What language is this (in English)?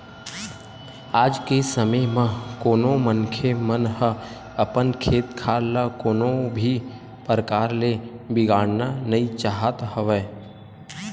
Chhattisgarhi